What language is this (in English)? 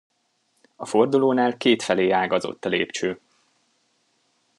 Hungarian